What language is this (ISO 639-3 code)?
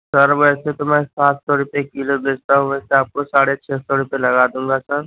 urd